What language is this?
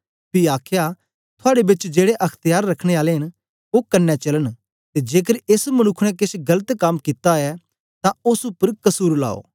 Dogri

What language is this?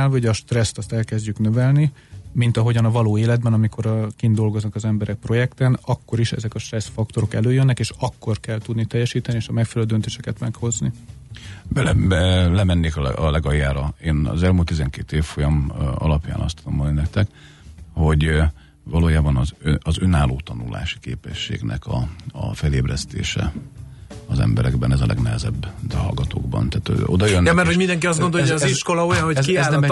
Hungarian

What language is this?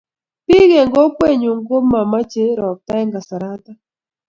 Kalenjin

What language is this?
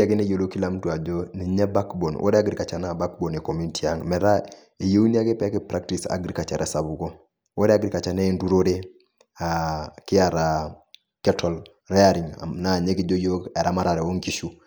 Masai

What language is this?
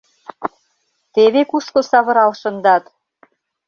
Mari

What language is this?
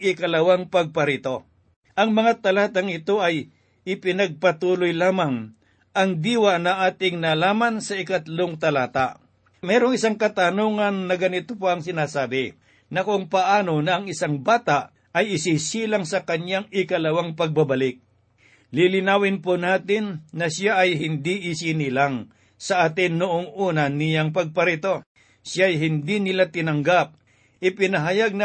Filipino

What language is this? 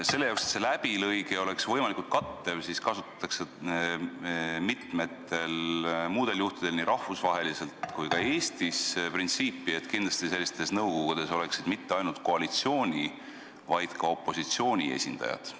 Estonian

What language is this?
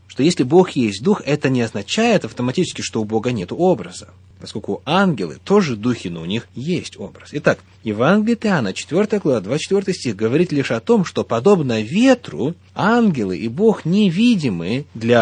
Russian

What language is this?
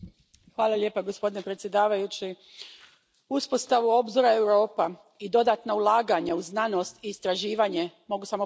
Croatian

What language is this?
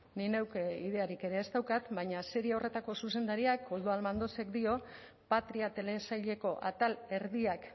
Basque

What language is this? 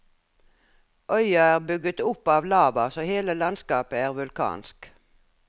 Norwegian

